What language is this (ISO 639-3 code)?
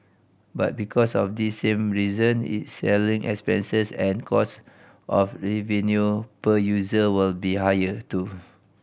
eng